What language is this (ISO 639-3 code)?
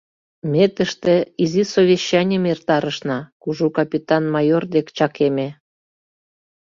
chm